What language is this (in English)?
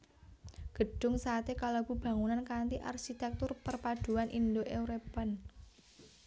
Javanese